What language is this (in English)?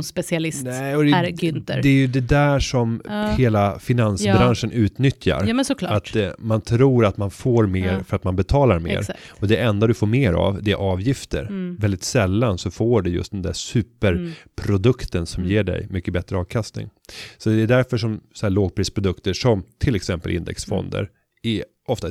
Swedish